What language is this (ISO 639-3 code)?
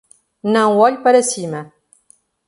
por